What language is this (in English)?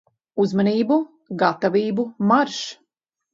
Latvian